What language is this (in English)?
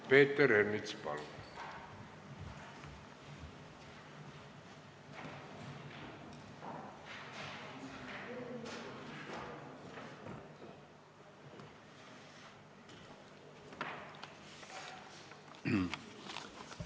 Estonian